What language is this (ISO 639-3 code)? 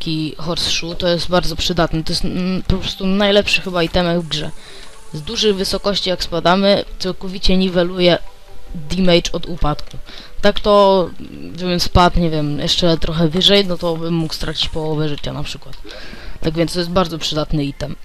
pol